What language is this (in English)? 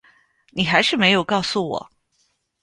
Chinese